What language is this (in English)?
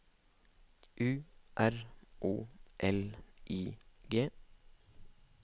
Norwegian